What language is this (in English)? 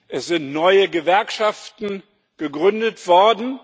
German